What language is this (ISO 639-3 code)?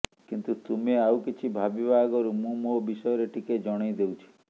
ori